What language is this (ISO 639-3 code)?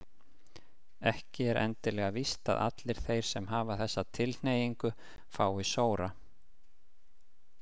isl